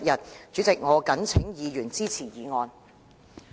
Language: Cantonese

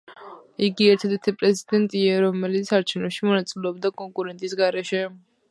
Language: Georgian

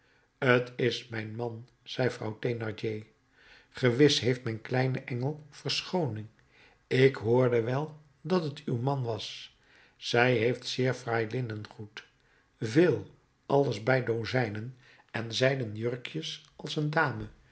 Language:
Dutch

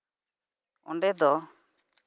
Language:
Santali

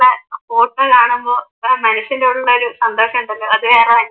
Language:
Malayalam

